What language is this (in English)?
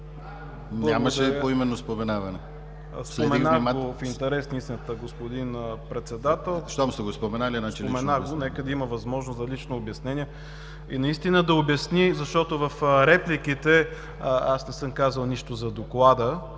Bulgarian